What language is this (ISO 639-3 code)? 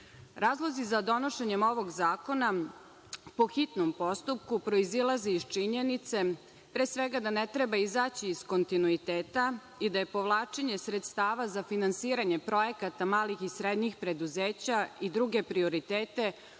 srp